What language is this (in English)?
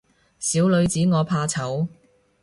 Cantonese